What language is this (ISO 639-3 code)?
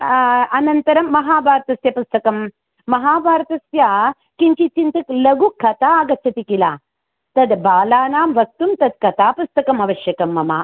san